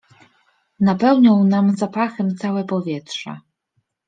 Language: Polish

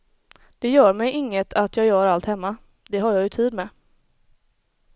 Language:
Swedish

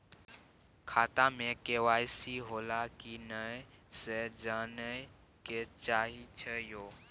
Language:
Maithili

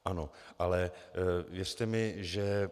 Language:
Czech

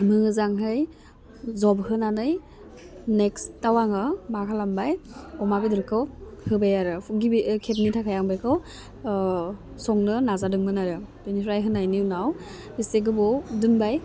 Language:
Bodo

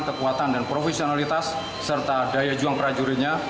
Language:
Indonesian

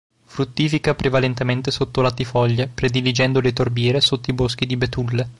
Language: Italian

